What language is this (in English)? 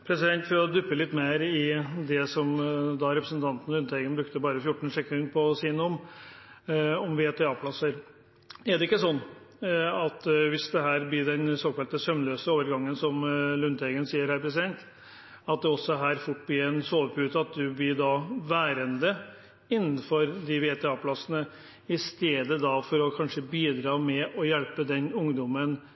Norwegian Bokmål